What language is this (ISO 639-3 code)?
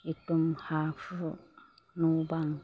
brx